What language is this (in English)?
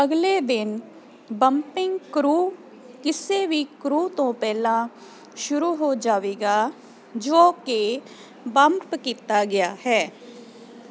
Punjabi